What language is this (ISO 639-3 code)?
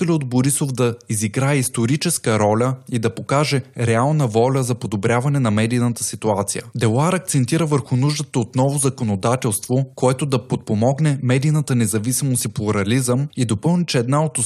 bul